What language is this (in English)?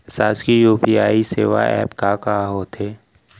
Chhattisgarhi